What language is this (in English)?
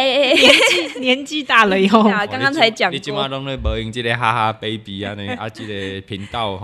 Chinese